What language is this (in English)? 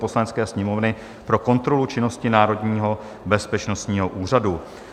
Czech